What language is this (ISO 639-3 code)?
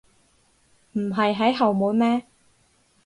yue